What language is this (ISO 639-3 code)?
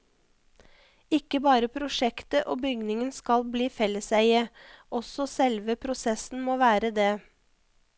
nor